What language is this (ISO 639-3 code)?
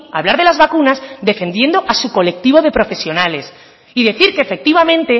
spa